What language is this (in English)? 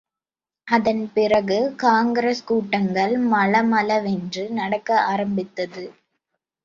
Tamil